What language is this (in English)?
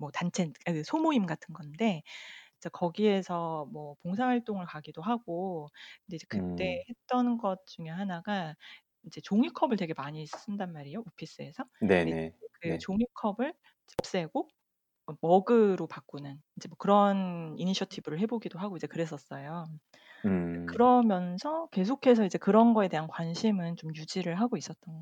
Korean